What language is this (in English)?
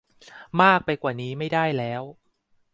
Thai